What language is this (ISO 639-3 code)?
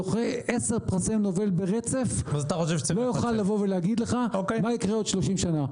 heb